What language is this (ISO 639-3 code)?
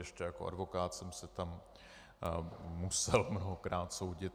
ces